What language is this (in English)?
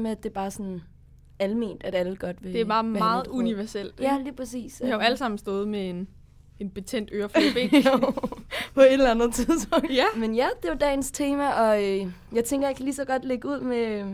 Danish